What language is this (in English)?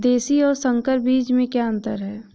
Hindi